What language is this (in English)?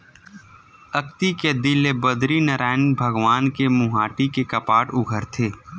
Chhattisgarhi